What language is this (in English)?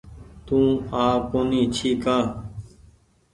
Goaria